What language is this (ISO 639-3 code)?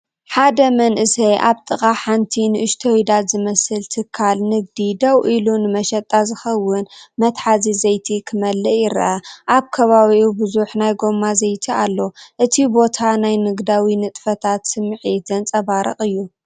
tir